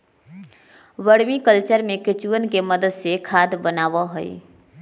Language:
Magahi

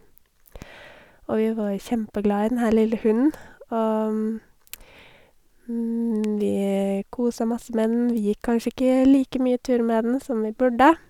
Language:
Norwegian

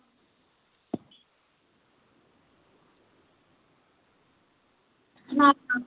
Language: Dogri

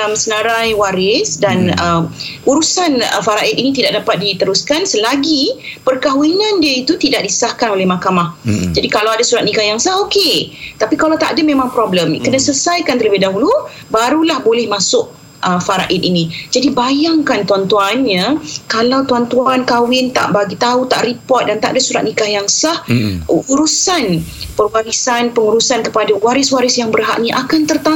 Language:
Malay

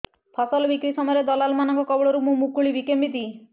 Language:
Odia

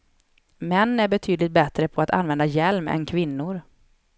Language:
Swedish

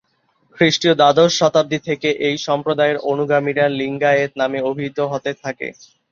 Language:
Bangla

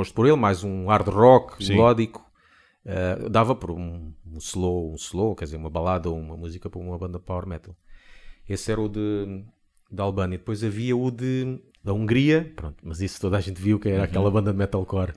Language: Portuguese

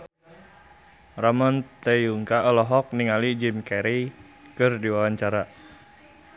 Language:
Sundanese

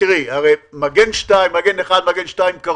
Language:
Hebrew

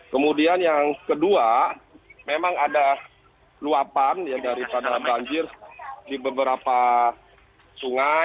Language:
Indonesian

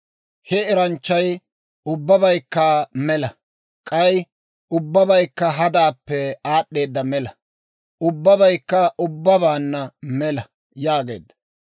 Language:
Dawro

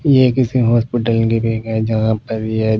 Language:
Hindi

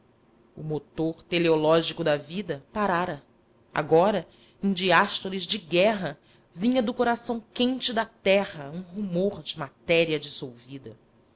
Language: Portuguese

